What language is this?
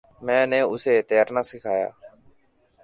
Urdu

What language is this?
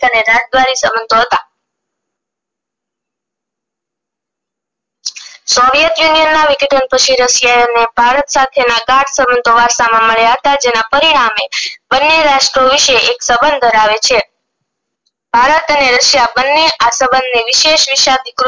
Gujarati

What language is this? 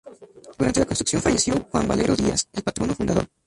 Spanish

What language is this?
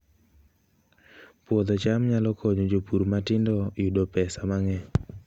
Luo (Kenya and Tanzania)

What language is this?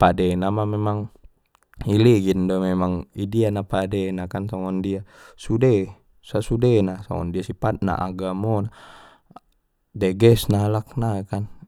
Batak Mandailing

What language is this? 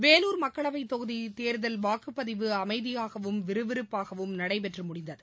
Tamil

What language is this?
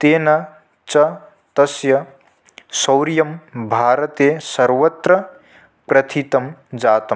Sanskrit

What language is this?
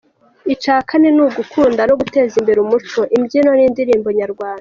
Kinyarwanda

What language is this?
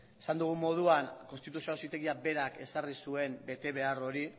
Basque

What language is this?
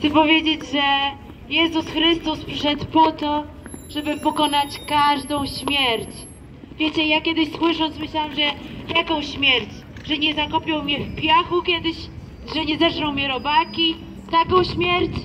Polish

